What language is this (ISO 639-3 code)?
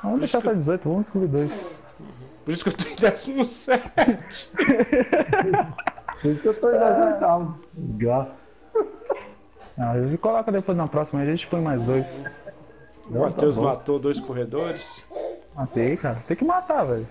por